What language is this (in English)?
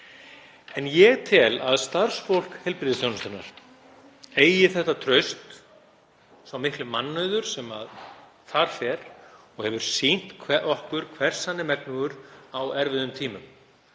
Icelandic